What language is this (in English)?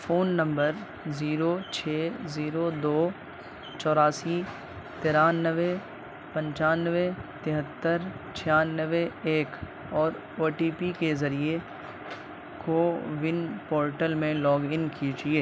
Urdu